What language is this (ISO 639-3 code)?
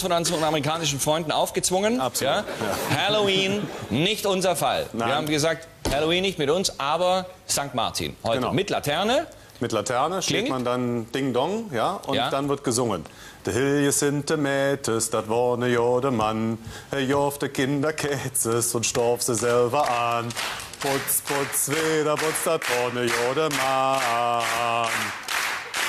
deu